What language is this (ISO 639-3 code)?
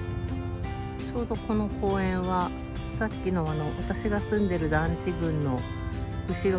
jpn